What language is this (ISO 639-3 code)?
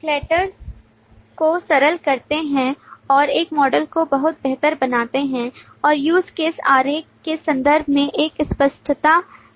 hin